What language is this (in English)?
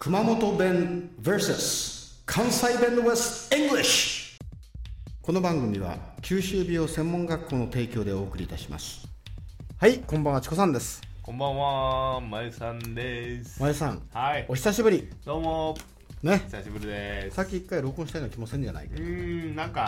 Japanese